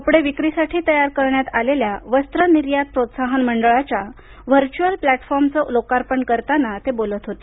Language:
Marathi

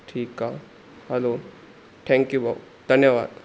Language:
Sindhi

